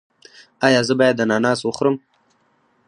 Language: Pashto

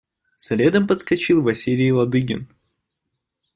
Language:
Russian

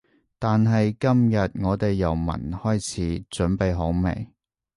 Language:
Cantonese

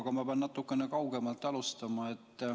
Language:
Estonian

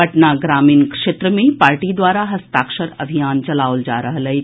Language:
Maithili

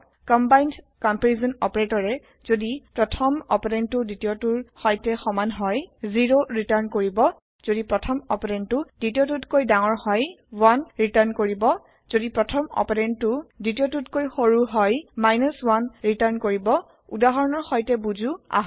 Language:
Assamese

